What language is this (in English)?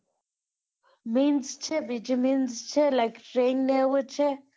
Gujarati